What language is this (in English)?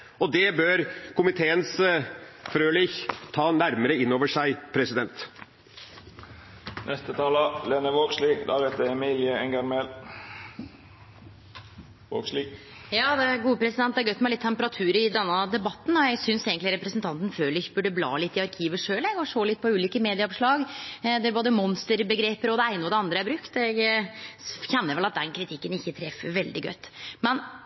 Norwegian